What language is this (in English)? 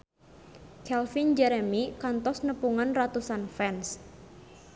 Sundanese